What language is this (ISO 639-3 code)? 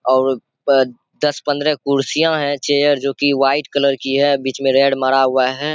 hin